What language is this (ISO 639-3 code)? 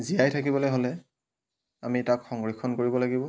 asm